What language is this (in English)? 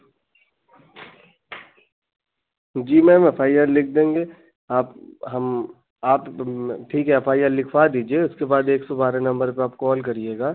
Hindi